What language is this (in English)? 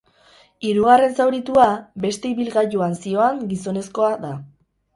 Basque